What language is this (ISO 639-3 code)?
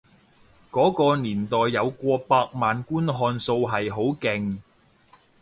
yue